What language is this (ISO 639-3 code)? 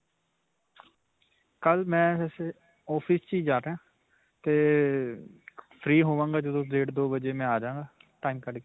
pan